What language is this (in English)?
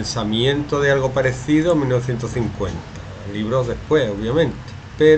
Spanish